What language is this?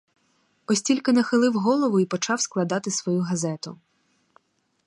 Ukrainian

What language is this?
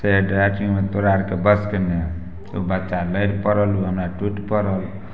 Maithili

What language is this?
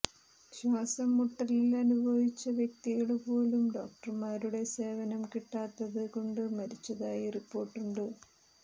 Malayalam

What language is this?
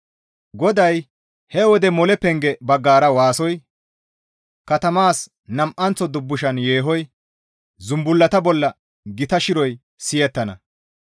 Gamo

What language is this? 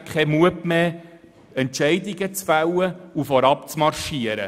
Swiss German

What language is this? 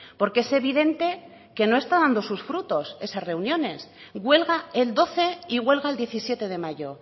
Spanish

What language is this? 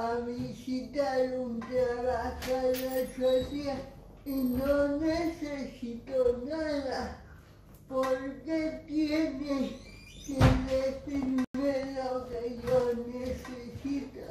Spanish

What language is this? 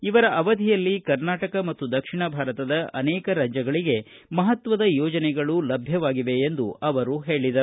Kannada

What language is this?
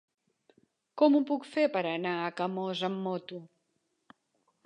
Catalan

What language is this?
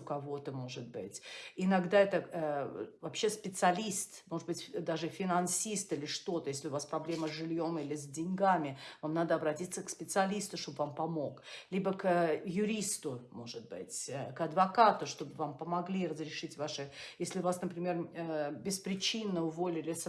Russian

